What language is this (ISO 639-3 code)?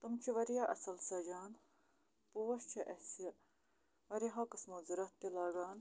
kas